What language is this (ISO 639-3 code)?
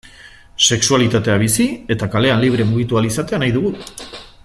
eus